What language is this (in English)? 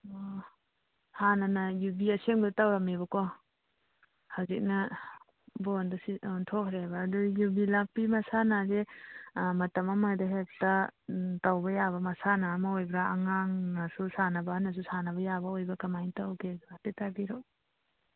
Manipuri